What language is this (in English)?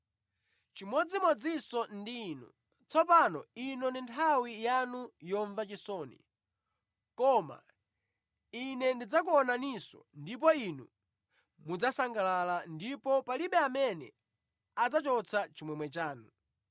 Nyanja